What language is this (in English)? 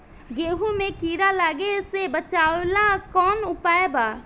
Bhojpuri